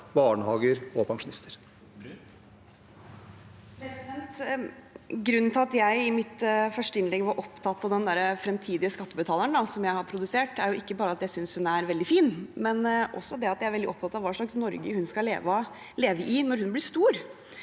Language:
Norwegian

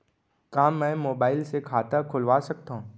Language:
Chhattisgarhi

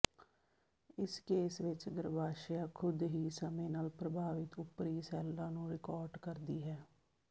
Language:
Punjabi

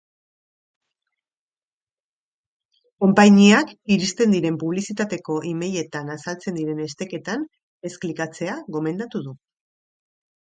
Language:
Basque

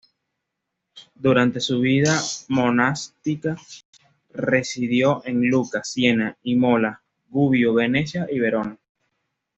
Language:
Spanish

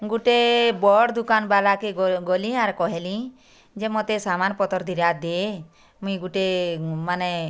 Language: Odia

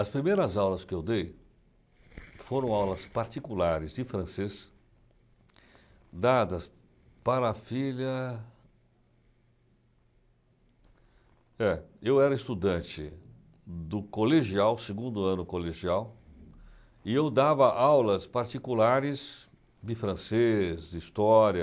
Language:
Portuguese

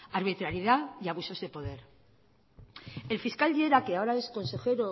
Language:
Spanish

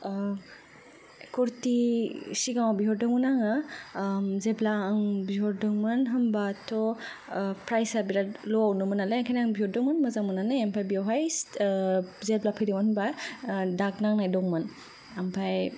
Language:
Bodo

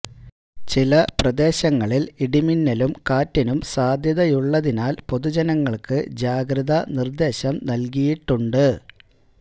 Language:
Malayalam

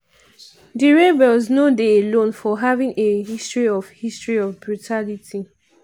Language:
Nigerian Pidgin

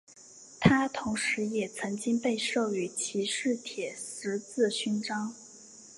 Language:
Chinese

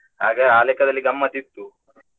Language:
Kannada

